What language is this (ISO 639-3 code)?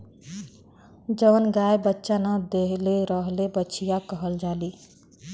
bho